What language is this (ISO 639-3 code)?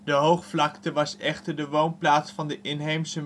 nld